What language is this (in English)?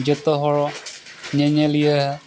Santali